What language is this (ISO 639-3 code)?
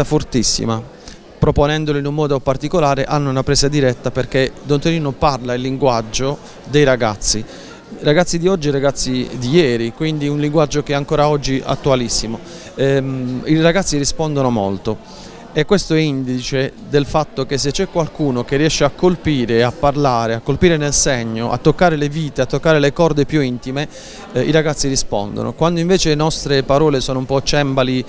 ita